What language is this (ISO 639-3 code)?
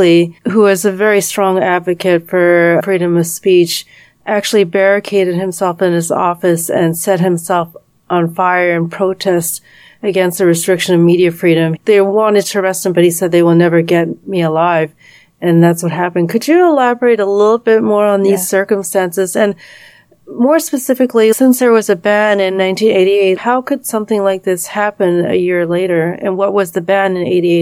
eng